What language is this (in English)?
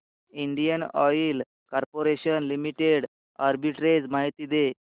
Marathi